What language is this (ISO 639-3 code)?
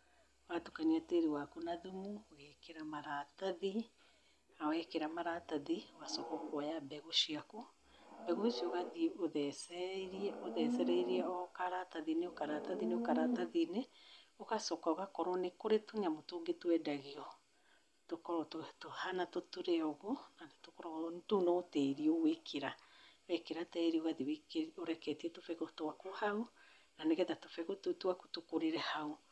kik